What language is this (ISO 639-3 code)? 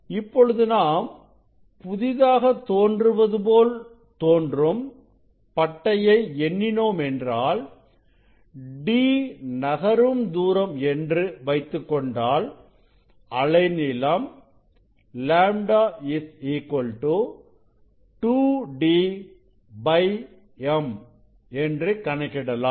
tam